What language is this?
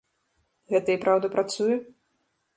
Belarusian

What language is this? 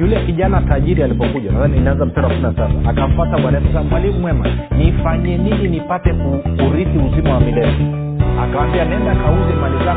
Swahili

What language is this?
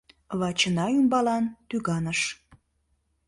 Mari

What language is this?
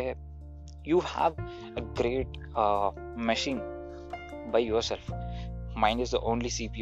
Telugu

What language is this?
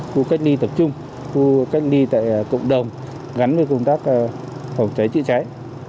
Vietnamese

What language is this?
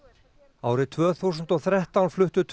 Icelandic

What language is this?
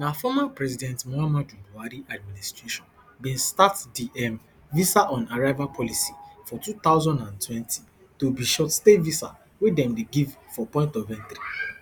Nigerian Pidgin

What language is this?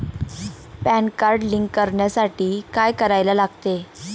Marathi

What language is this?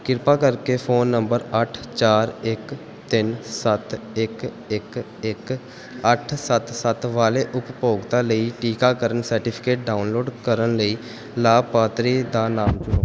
Punjabi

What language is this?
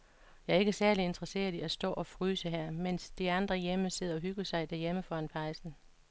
Danish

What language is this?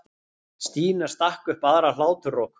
Icelandic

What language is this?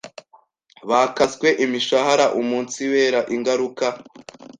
Kinyarwanda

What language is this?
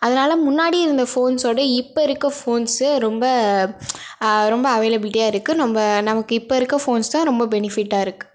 Tamil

